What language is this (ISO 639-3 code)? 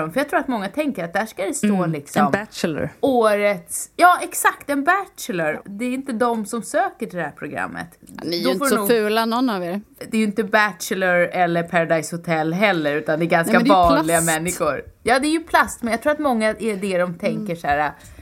swe